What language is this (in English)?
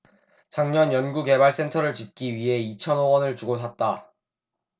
Korean